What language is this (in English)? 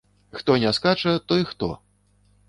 Belarusian